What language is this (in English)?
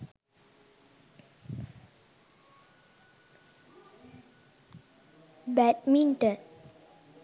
Sinhala